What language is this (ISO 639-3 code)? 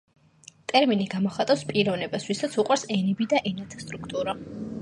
kat